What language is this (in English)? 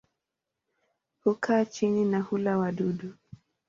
Swahili